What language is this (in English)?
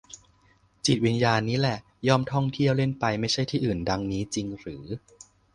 Thai